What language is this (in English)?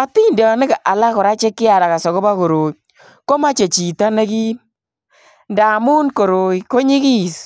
Kalenjin